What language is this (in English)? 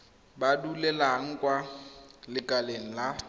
Tswana